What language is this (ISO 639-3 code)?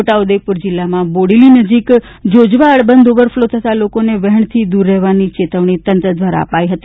guj